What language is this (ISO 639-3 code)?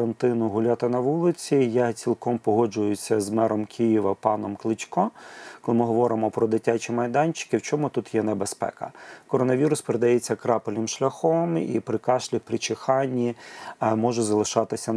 ukr